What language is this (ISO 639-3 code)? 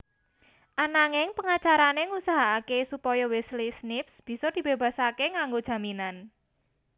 jav